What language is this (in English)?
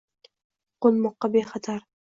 Uzbek